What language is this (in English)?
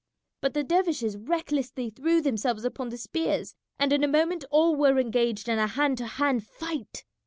English